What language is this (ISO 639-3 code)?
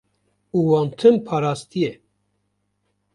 kur